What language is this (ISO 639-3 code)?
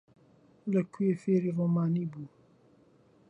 ckb